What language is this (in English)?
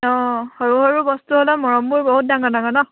Assamese